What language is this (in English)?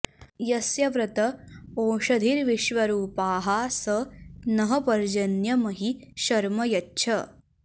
Sanskrit